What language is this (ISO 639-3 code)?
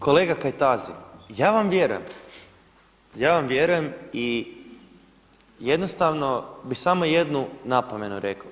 hrv